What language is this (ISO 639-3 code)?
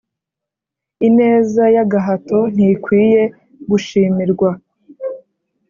kin